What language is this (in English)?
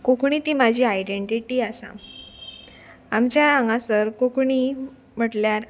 Konkani